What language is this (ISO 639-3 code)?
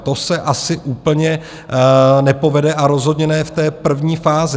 ces